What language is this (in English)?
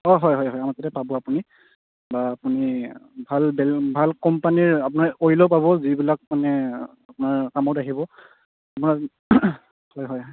Assamese